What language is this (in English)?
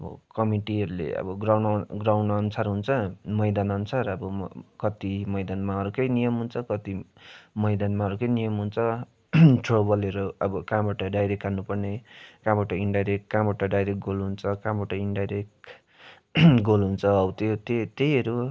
Nepali